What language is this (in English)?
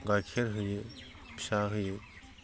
Bodo